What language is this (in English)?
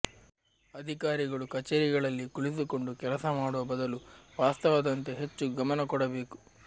Kannada